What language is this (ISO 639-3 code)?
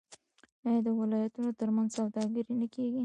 pus